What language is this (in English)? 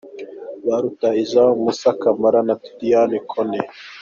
Kinyarwanda